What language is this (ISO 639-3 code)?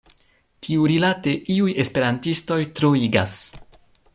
epo